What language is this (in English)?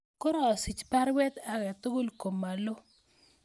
Kalenjin